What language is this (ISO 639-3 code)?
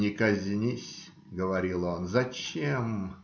rus